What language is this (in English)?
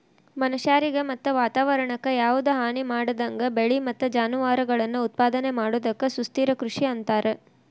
Kannada